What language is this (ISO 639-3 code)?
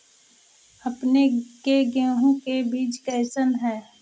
mag